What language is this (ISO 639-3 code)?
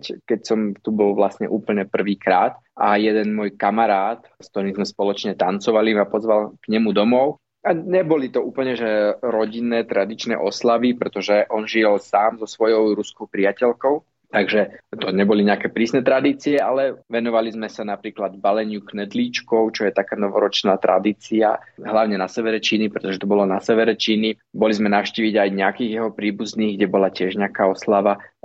slk